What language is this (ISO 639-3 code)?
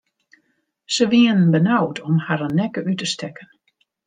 fry